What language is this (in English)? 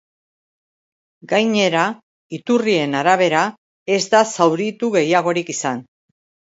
Basque